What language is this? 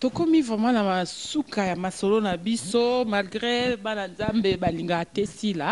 French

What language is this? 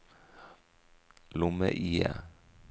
Norwegian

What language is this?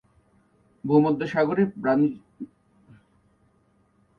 Bangla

